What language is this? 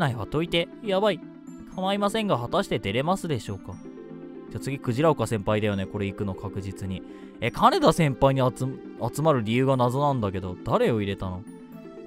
Japanese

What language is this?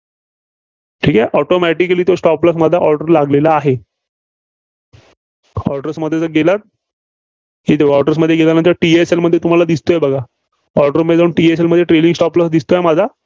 Marathi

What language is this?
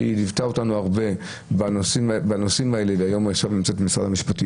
Hebrew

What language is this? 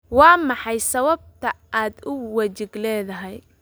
Somali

